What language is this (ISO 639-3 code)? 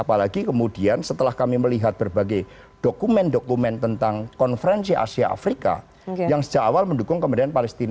ind